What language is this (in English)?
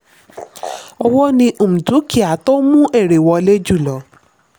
Yoruba